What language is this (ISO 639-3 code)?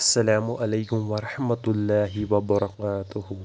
kas